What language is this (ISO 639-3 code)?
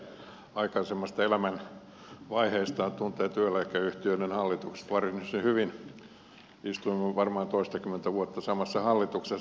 fin